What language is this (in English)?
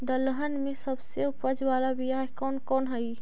Magahi